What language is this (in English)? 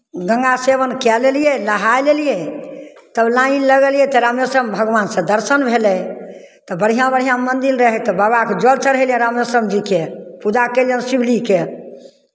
Maithili